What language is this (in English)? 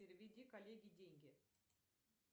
Russian